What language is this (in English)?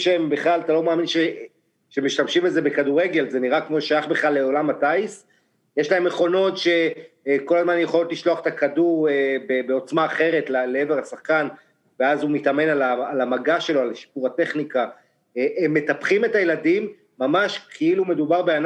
Hebrew